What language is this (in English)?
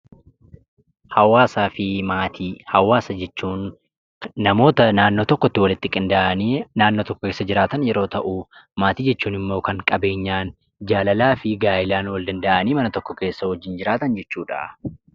Oromo